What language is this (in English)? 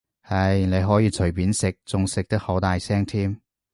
Cantonese